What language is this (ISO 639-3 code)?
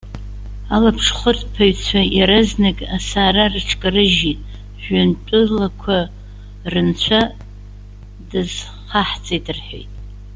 abk